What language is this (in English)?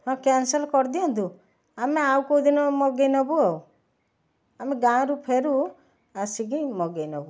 Odia